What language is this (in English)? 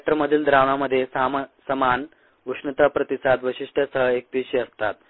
Marathi